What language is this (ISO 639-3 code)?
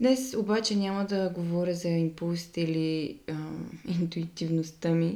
bul